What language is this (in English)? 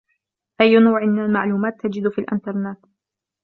Arabic